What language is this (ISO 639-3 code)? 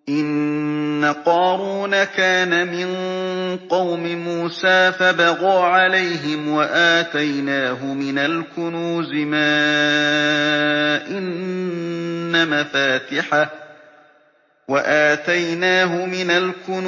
ara